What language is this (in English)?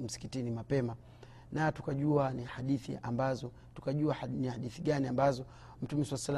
Swahili